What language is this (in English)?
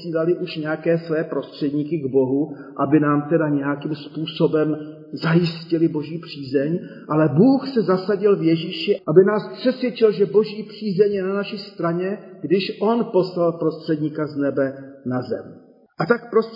Czech